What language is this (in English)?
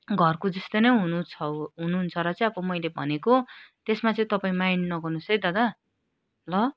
Nepali